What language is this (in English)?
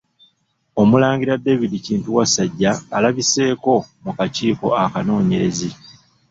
Ganda